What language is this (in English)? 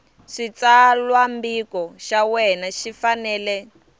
Tsonga